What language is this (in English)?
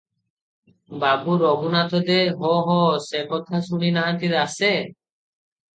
Odia